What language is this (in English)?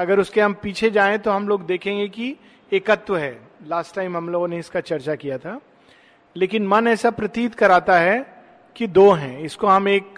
Hindi